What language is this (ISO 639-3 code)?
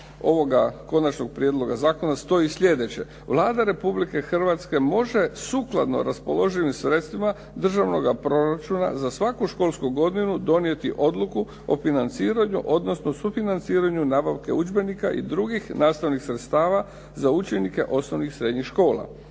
hrv